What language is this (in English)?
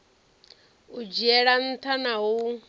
Venda